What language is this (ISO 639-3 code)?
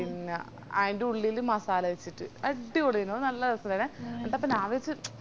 mal